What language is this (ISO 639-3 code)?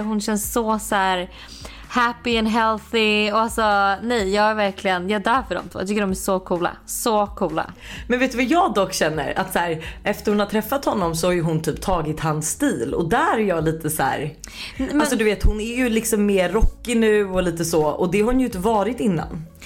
swe